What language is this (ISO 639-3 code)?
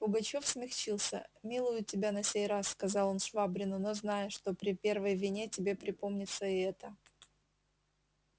rus